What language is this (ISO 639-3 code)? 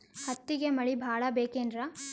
kan